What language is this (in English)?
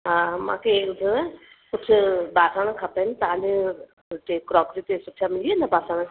Sindhi